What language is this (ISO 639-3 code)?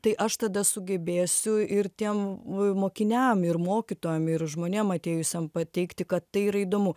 lit